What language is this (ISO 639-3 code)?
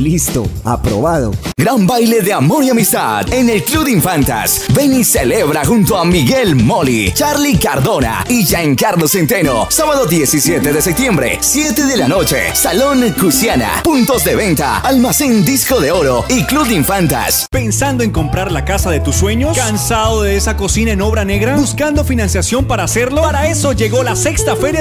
spa